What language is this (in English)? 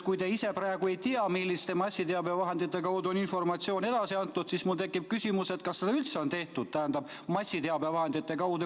Estonian